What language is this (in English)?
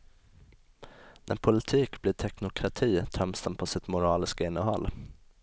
Swedish